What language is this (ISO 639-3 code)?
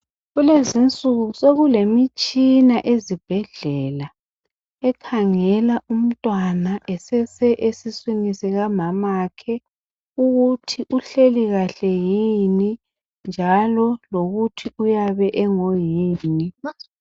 nde